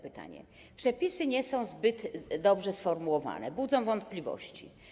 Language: Polish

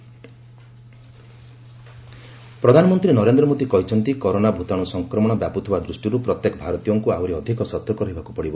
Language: Odia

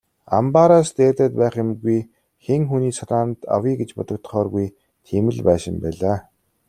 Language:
Mongolian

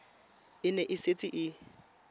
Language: Tswana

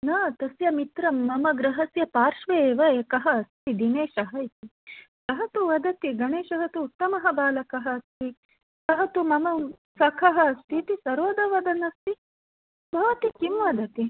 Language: Sanskrit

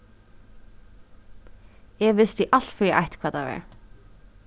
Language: Faroese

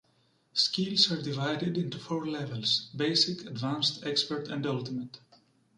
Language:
English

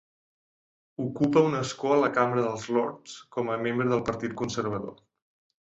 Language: Catalan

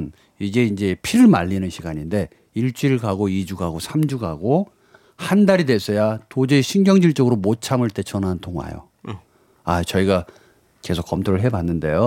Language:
Korean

